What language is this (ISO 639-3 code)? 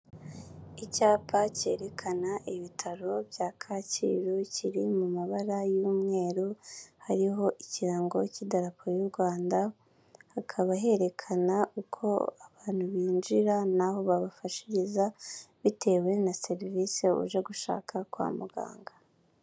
kin